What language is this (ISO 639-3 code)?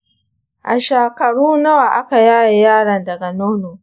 hau